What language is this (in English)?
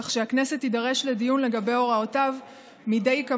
Hebrew